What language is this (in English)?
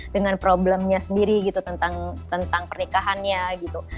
Indonesian